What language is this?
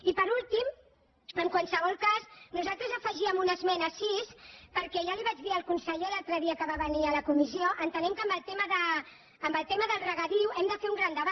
Catalan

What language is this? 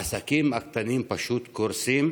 Hebrew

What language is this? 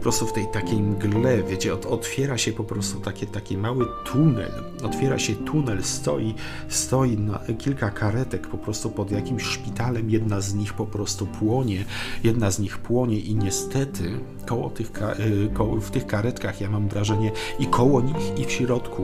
Polish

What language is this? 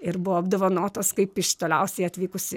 Lithuanian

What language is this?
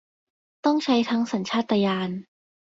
Thai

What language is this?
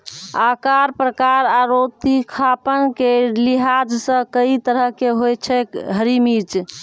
Maithili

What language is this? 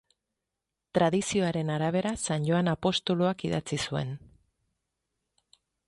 Basque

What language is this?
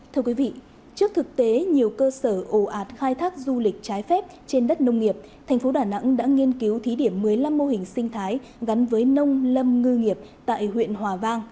Vietnamese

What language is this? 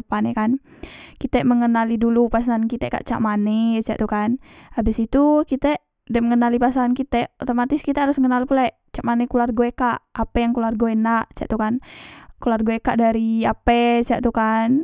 Musi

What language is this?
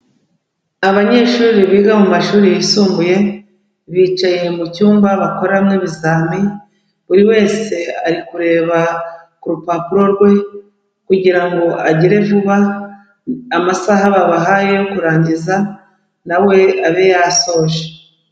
Kinyarwanda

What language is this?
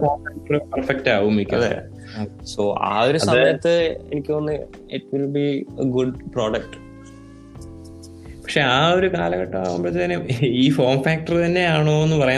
Malayalam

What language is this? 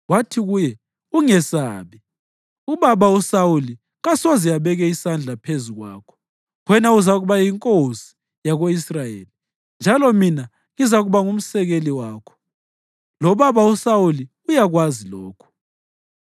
North Ndebele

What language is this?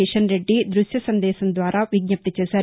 Telugu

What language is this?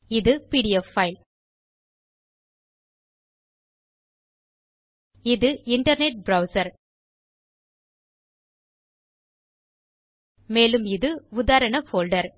Tamil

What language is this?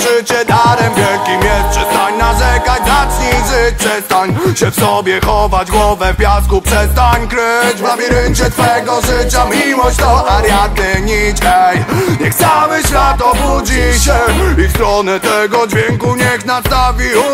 Polish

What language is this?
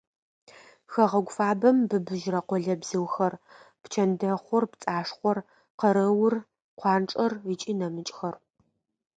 Adyghe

